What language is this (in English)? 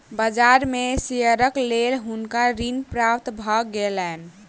Maithili